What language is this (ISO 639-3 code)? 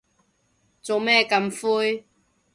yue